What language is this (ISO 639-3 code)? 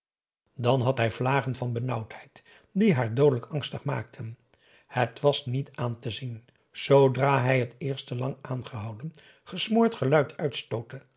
nld